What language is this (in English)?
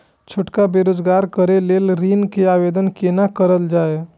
Maithili